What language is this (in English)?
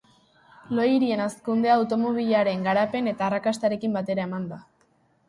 Basque